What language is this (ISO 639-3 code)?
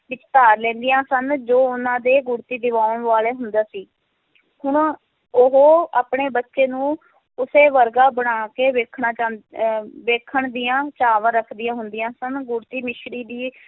pan